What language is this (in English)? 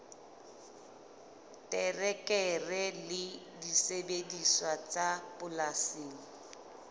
Southern Sotho